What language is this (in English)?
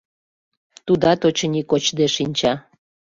Mari